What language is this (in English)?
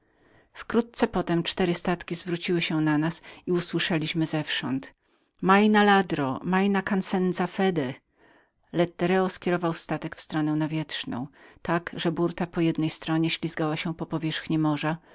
Polish